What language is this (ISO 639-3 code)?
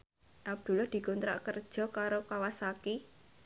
jav